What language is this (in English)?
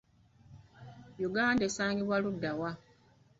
Ganda